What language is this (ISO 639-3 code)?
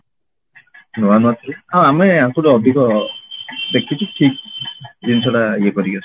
ori